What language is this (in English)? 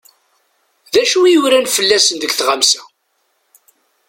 Kabyle